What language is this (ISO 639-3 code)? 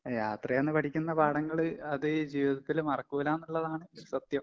mal